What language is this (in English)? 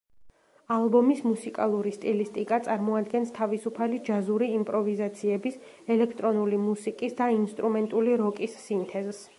Georgian